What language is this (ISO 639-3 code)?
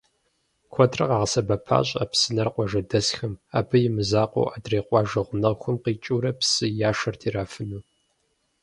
kbd